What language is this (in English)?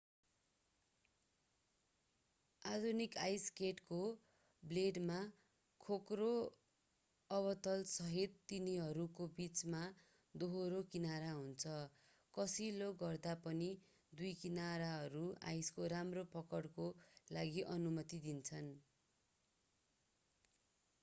Nepali